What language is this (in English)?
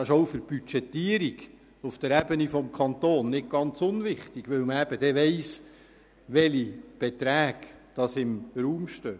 Swiss German